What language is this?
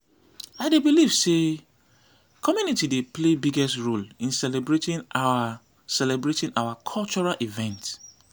Nigerian Pidgin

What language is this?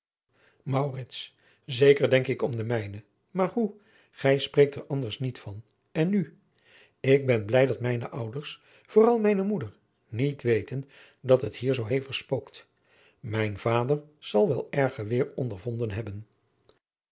Dutch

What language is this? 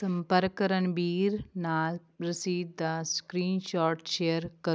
Punjabi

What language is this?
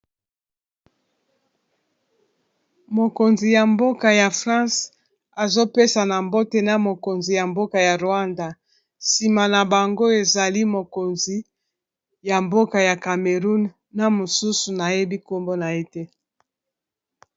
Lingala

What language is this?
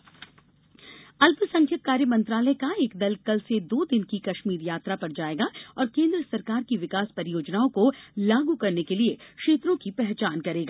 Hindi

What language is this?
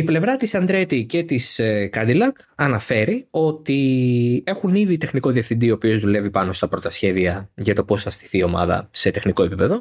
Greek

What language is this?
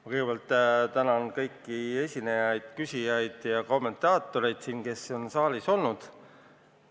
Estonian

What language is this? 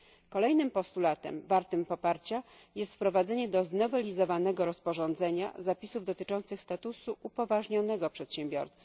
Polish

